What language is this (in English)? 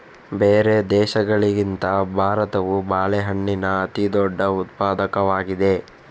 Kannada